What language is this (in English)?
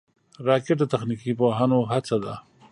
Pashto